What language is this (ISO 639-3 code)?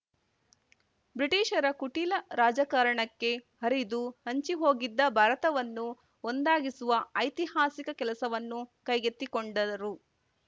kan